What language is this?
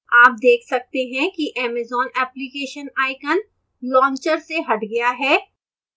Hindi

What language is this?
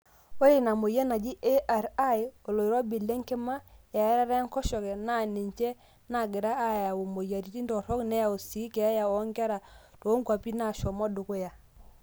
Masai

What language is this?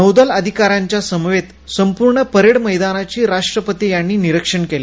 Marathi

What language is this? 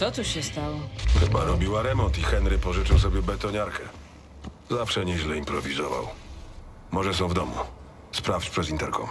Polish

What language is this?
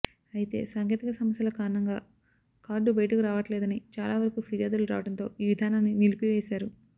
Telugu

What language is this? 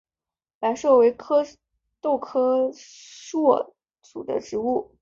Chinese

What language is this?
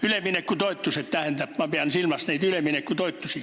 Estonian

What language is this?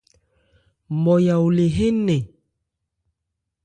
Ebrié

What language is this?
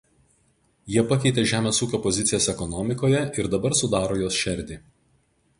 Lithuanian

